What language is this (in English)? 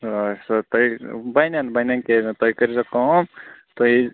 Kashmiri